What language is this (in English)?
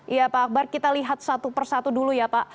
Indonesian